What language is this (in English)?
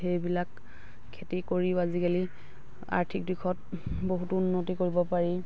Assamese